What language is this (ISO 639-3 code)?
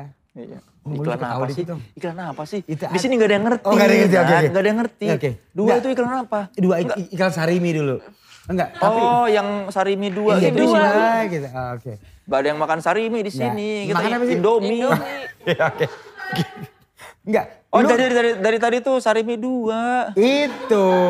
ind